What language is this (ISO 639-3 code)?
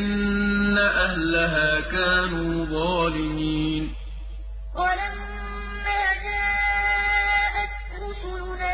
ara